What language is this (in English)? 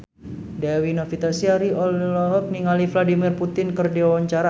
Sundanese